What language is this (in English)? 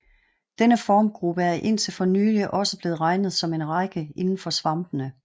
Danish